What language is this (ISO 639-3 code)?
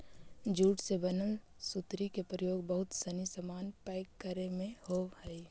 mag